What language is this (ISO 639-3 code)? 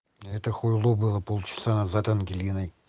rus